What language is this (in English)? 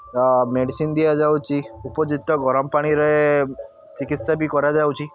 Odia